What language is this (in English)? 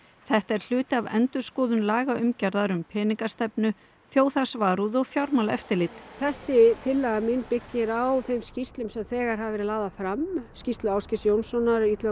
Icelandic